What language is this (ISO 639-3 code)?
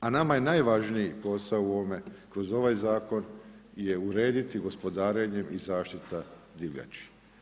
hrv